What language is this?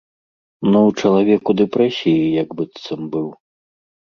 Belarusian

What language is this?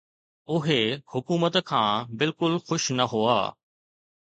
Sindhi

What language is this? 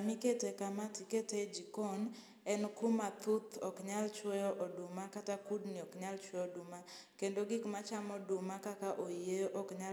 Luo (Kenya and Tanzania)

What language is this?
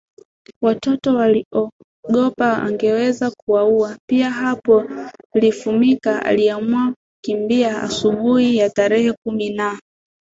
Swahili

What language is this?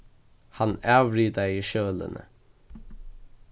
Faroese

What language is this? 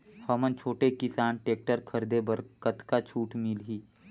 Chhattisgarhi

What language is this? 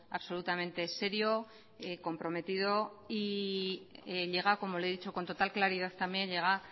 Spanish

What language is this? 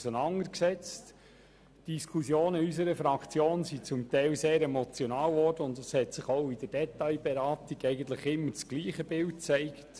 Swiss German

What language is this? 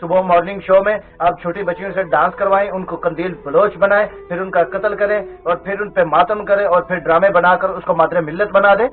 Punjabi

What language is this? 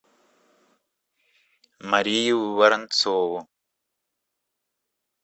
Russian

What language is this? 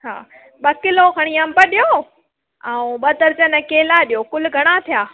Sindhi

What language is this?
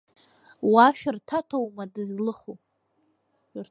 Abkhazian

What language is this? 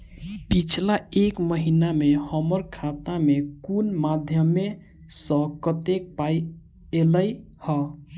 Maithili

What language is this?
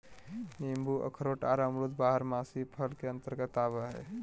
Magahi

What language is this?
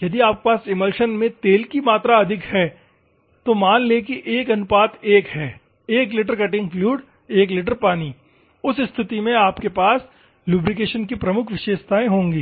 Hindi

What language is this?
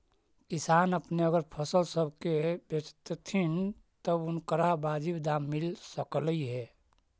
Magahi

